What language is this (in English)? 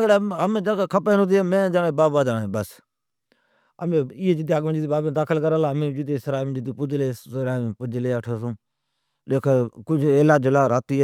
Od